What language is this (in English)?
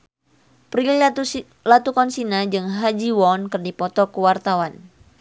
Sundanese